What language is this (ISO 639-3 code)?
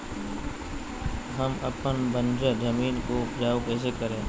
mag